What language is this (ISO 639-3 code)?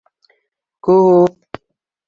bak